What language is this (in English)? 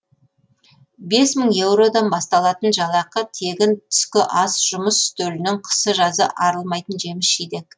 Kazakh